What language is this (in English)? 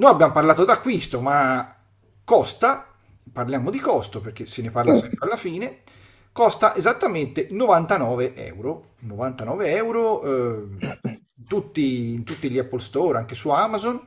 Italian